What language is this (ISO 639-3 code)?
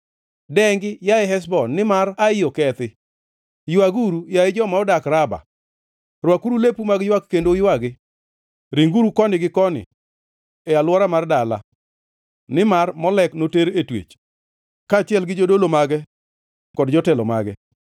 luo